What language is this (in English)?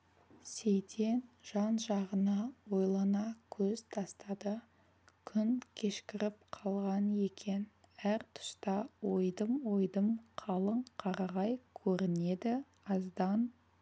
Kazakh